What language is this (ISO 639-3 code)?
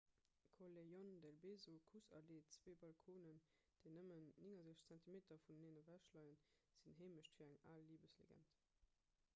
ltz